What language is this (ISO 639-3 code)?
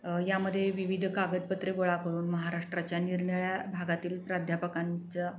mar